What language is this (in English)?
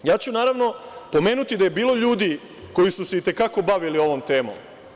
Serbian